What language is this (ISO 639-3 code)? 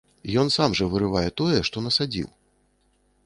bel